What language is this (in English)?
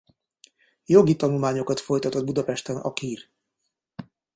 Hungarian